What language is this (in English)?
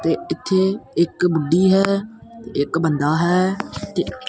Punjabi